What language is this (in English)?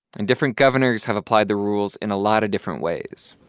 English